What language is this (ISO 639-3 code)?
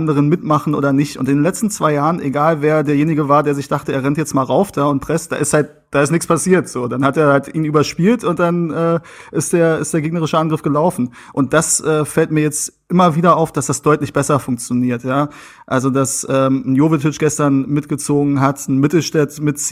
deu